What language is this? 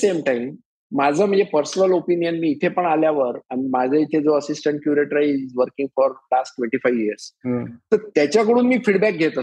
Marathi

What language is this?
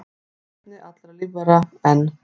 Icelandic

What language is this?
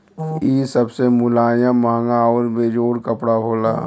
Bhojpuri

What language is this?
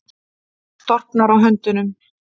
Icelandic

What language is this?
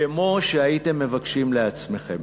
Hebrew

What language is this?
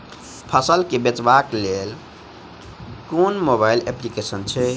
Maithili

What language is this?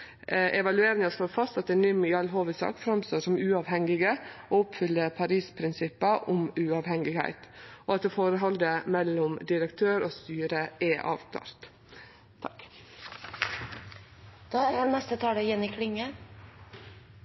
Norwegian Nynorsk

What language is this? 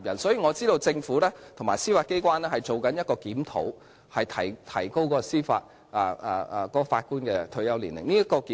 Cantonese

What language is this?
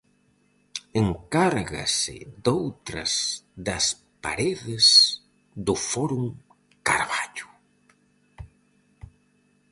Galician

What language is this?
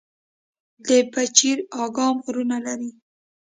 Pashto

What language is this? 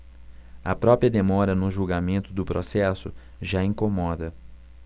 Portuguese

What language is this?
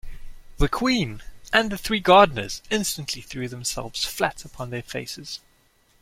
English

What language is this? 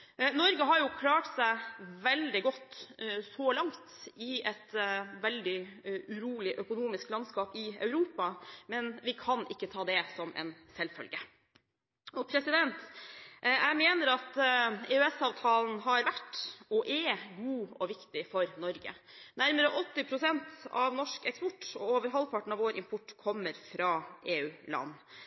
Norwegian Bokmål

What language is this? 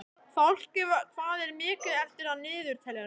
Icelandic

